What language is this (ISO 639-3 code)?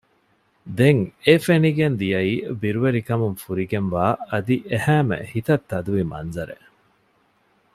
div